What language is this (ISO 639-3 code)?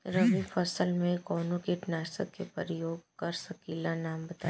bho